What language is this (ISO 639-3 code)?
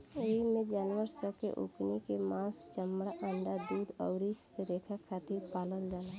bho